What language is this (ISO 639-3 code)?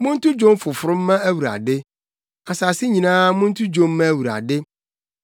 aka